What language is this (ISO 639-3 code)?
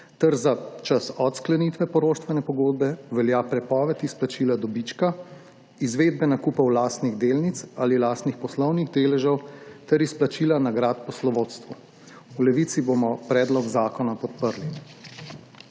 slv